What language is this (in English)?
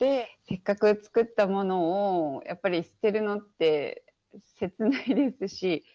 Japanese